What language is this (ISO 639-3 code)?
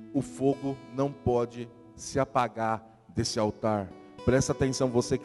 por